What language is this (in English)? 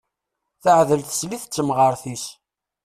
Kabyle